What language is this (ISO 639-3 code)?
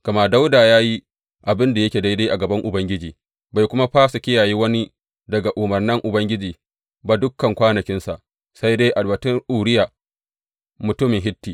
hau